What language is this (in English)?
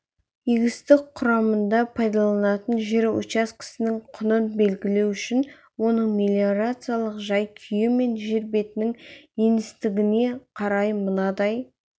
Kazakh